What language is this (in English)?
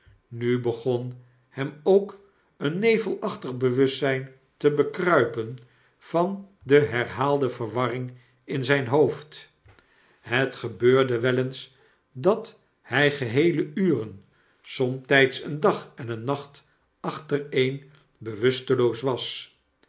Dutch